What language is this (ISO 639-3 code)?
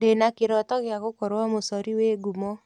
kik